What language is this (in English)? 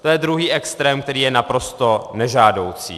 Czech